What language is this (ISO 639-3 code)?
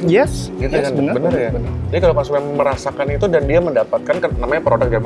ind